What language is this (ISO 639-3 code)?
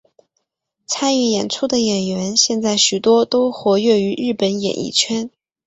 zho